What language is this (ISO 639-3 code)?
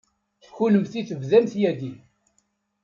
kab